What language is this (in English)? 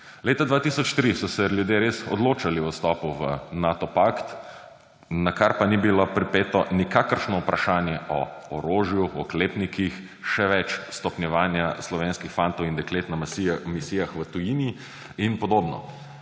Slovenian